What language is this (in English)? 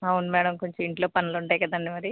Telugu